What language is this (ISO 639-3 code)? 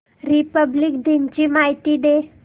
mar